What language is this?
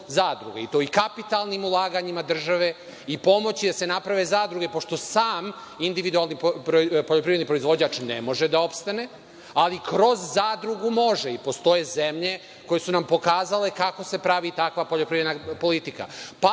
Serbian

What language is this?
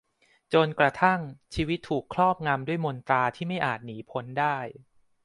Thai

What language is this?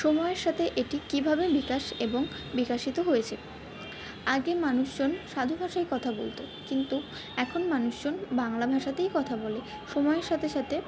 Bangla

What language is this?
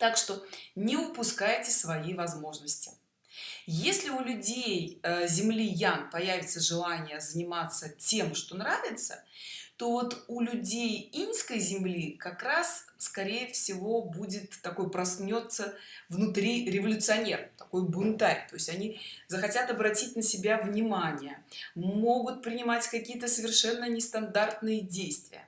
Russian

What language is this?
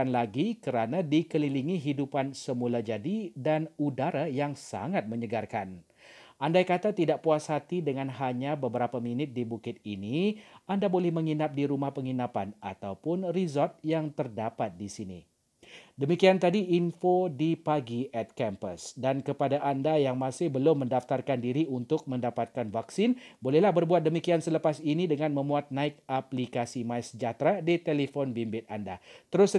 Malay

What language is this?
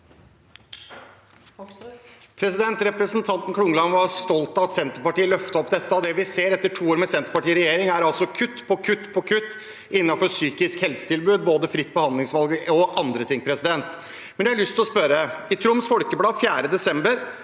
Norwegian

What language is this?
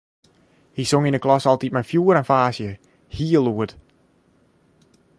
Western Frisian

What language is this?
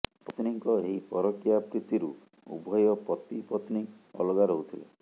Odia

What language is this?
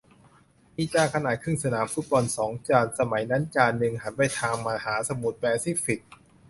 Thai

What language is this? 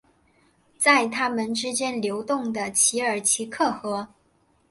Chinese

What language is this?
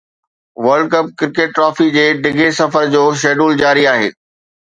Sindhi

